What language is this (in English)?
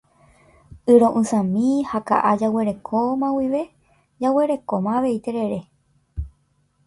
Guarani